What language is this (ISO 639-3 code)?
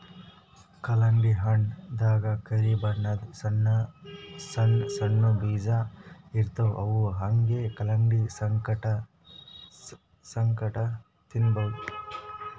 kan